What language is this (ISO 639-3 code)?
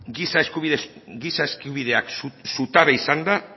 eus